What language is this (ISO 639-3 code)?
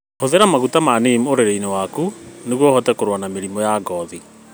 kik